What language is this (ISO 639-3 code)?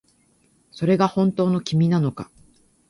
jpn